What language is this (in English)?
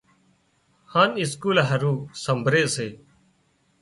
Wadiyara Koli